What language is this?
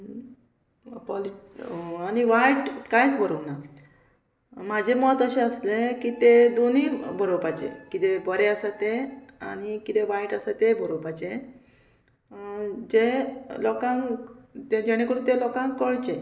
Konkani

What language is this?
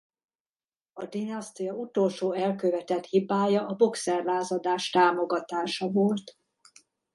Hungarian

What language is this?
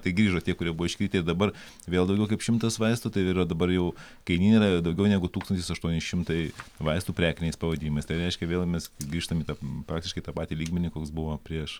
Lithuanian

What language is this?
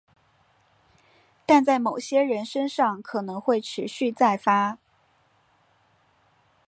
Chinese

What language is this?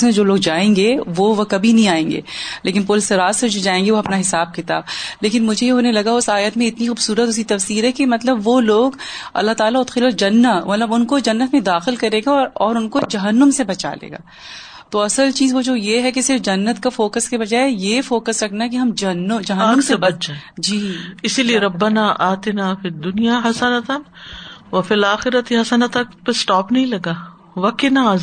Urdu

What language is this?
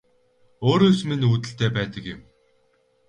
Mongolian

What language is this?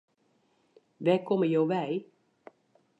Western Frisian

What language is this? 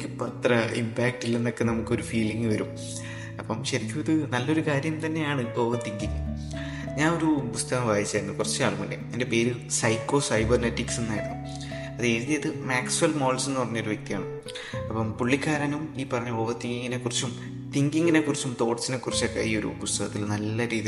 Malayalam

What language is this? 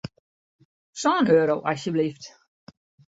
Western Frisian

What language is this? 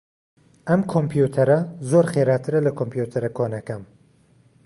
Central Kurdish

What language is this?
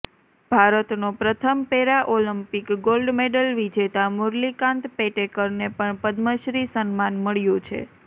Gujarati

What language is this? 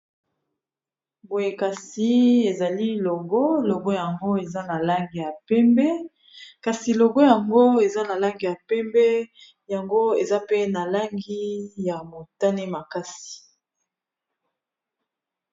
Lingala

